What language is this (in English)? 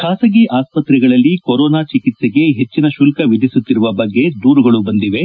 Kannada